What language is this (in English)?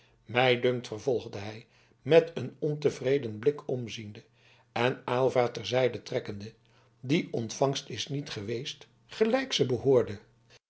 Dutch